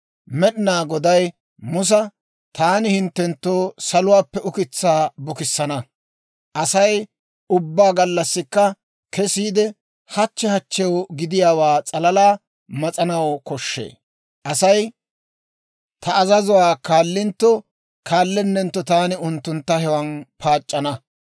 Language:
Dawro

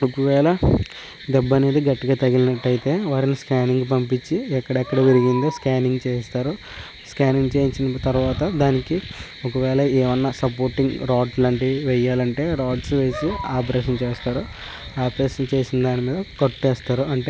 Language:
Telugu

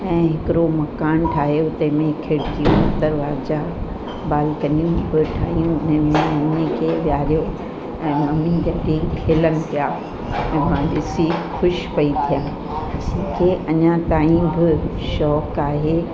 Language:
Sindhi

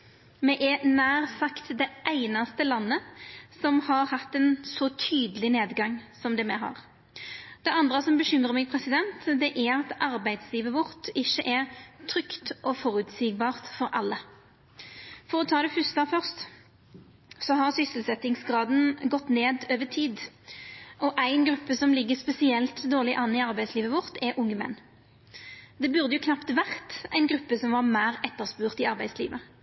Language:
Norwegian Nynorsk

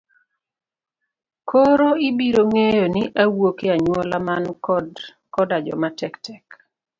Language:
Luo (Kenya and Tanzania)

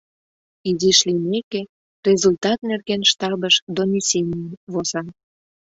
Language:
Mari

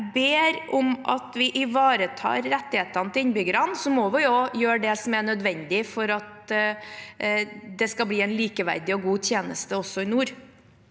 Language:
Norwegian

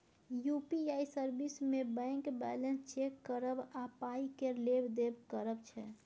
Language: Maithili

